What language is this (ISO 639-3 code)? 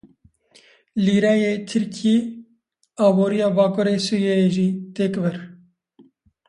kur